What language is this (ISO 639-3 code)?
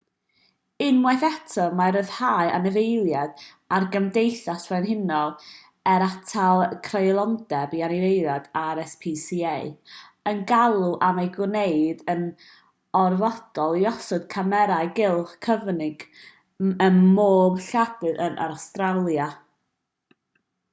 cym